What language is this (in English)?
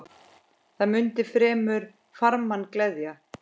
Icelandic